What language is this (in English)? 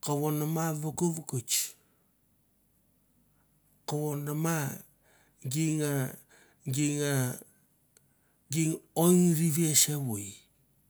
Mandara